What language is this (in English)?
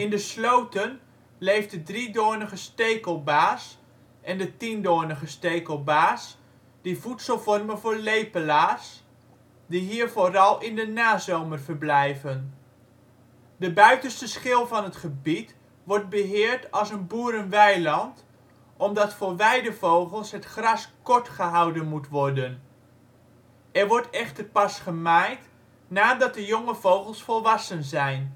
Dutch